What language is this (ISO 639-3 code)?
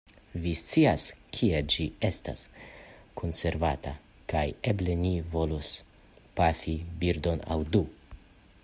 epo